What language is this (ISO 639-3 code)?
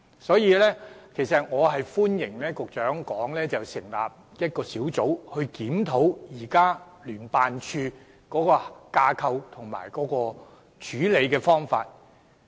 yue